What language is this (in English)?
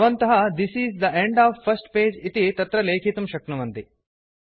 Sanskrit